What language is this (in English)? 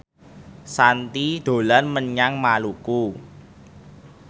Javanese